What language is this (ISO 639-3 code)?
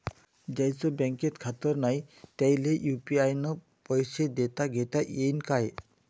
mar